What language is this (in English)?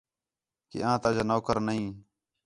Khetrani